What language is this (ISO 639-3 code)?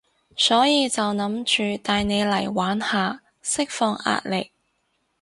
yue